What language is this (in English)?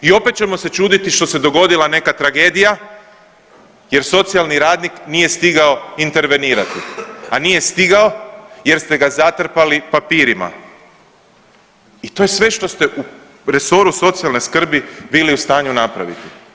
Croatian